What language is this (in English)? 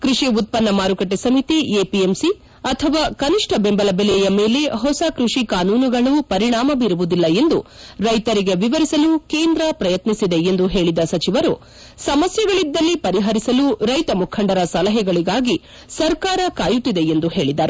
Kannada